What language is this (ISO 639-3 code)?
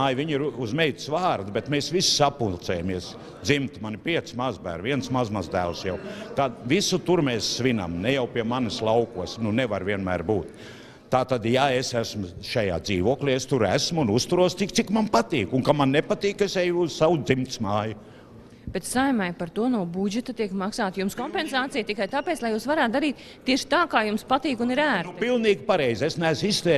lav